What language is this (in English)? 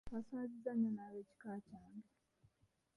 Ganda